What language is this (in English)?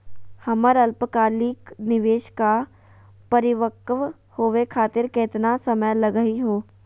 Magahi